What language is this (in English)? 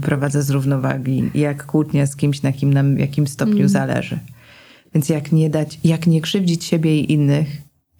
Polish